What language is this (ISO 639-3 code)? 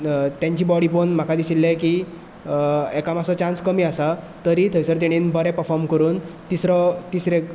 kok